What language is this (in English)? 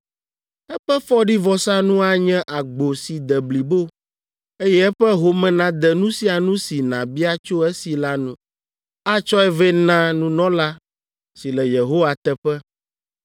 Ewe